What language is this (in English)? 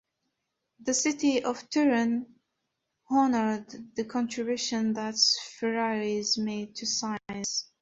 English